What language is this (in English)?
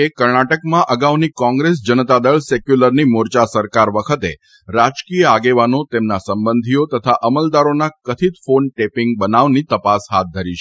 Gujarati